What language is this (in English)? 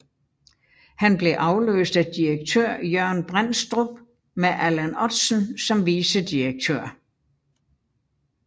Danish